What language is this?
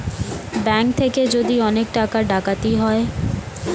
Bangla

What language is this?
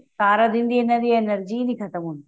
Punjabi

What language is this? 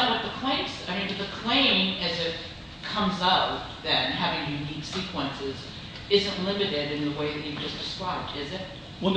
English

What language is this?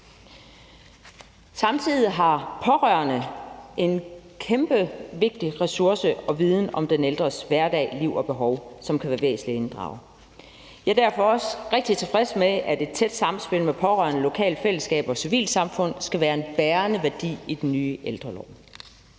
Danish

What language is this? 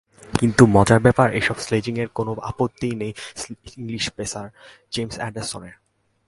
Bangla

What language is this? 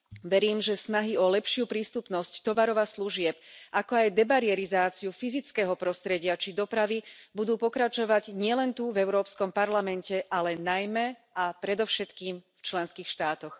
Slovak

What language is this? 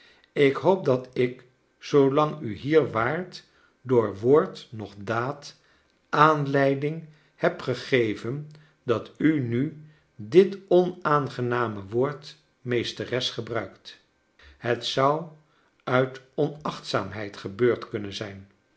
Dutch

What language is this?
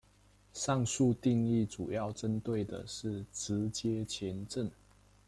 Chinese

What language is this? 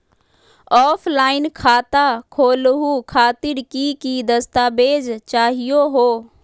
Magahi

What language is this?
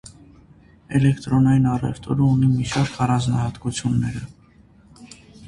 Armenian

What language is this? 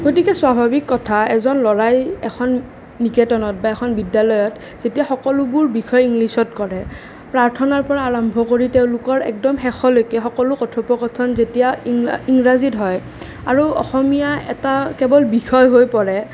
Assamese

